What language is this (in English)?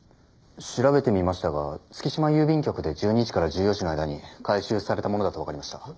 Japanese